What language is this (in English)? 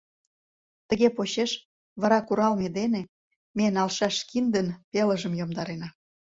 Mari